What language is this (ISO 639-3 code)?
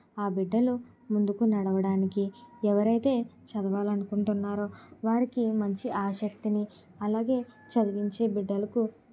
tel